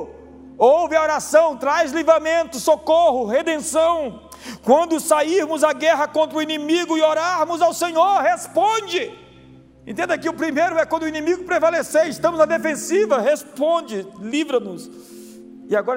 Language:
Portuguese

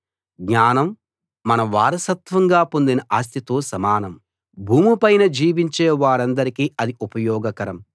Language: Telugu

